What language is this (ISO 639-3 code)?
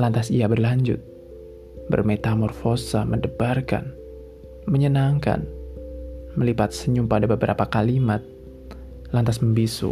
ind